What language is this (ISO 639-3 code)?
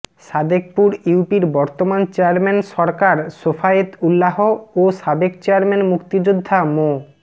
ben